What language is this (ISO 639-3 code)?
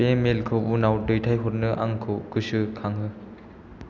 brx